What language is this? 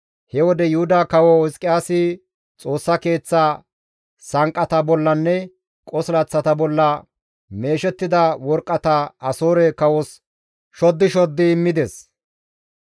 Gamo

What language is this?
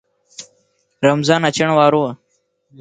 Lasi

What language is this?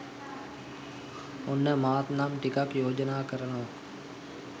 Sinhala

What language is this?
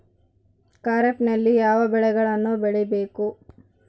Kannada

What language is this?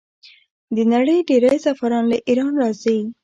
Pashto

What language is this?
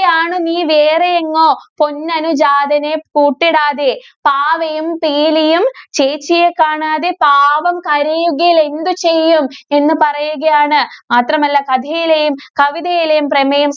Malayalam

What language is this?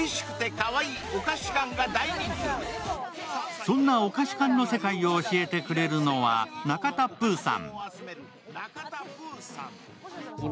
Japanese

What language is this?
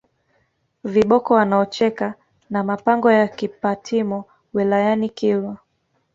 Swahili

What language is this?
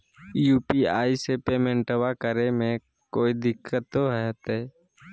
Magahi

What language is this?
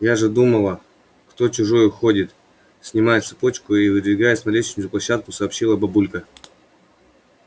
Russian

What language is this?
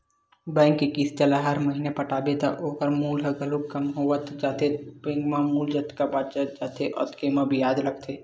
Chhattisgarhi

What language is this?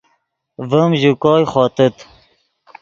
Yidgha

